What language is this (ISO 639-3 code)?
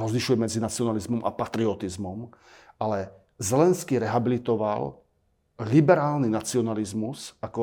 slk